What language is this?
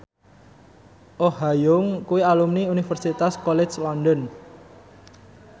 Javanese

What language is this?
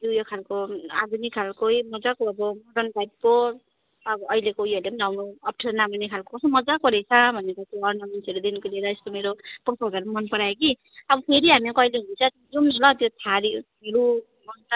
Nepali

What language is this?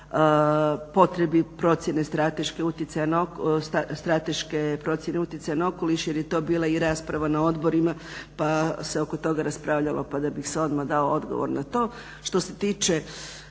Croatian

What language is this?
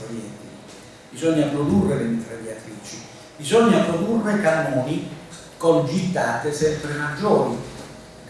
Italian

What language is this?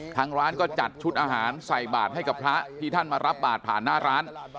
Thai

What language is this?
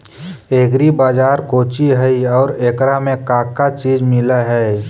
Magahi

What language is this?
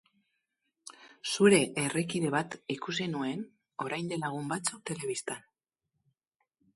Basque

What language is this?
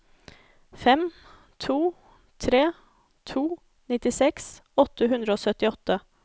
Norwegian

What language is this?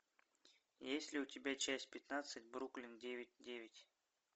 Russian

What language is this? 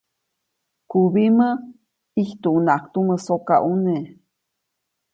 Copainalá Zoque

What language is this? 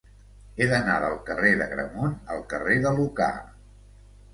Catalan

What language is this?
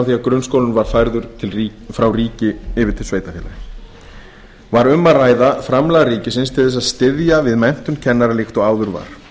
Icelandic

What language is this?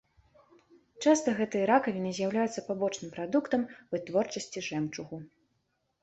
Belarusian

